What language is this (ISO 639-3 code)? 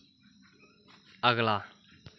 doi